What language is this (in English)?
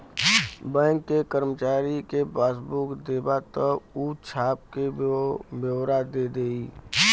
Bhojpuri